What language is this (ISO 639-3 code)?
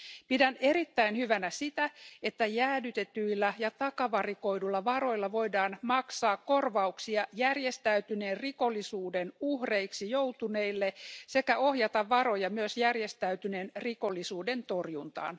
fin